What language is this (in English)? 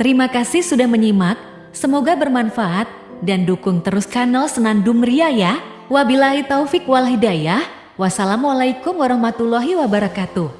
Indonesian